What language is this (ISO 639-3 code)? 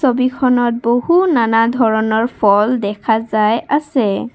asm